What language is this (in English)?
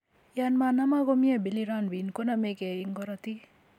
Kalenjin